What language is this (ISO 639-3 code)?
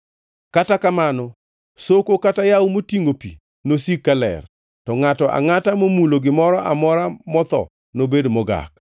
luo